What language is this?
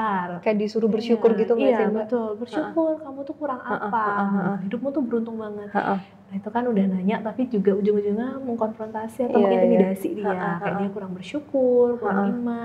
Indonesian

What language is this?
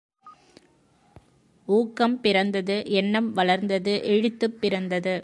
Tamil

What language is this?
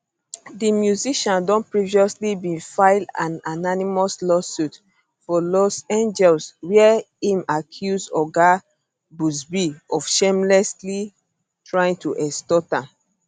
Nigerian Pidgin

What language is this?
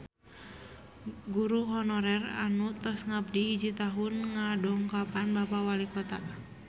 Sundanese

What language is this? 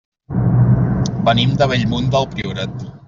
Catalan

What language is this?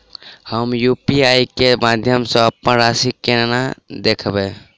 Maithili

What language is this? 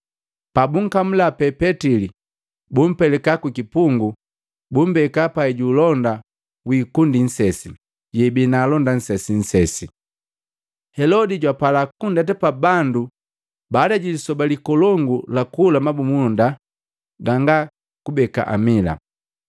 Matengo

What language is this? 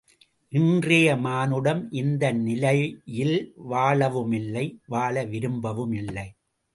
Tamil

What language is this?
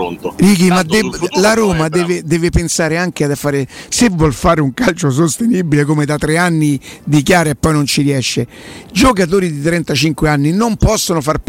Italian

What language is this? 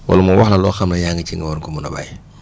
Wolof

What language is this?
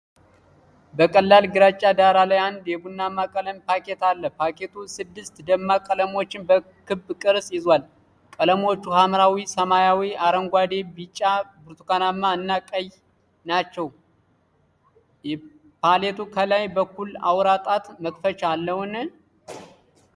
Amharic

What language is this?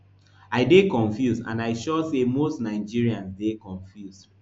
Nigerian Pidgin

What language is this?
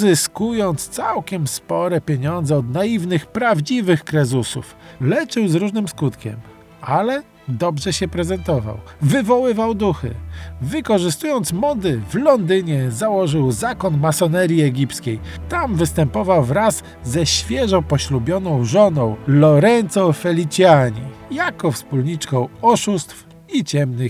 Polish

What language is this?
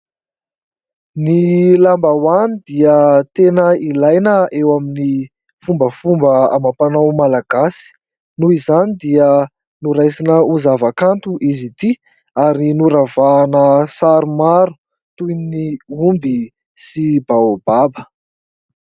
Malagasy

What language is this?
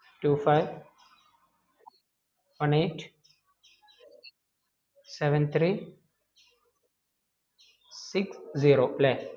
Malayalam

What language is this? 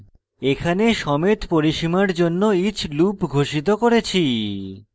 Bangla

